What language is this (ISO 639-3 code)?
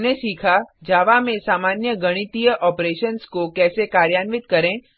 hin